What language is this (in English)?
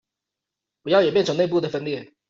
Chinese